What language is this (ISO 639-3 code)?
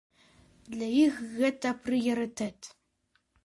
bel